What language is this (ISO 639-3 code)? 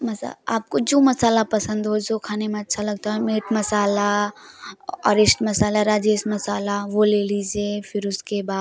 hin